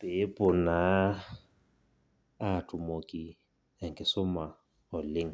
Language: Masai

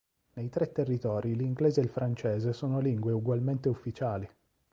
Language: Italian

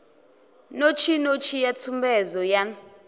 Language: Venda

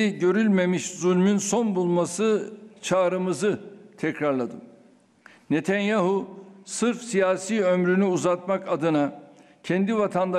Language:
Turkish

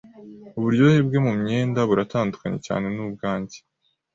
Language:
Kinyarwanda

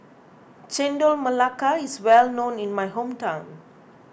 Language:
English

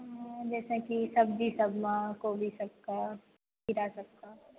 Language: Maithili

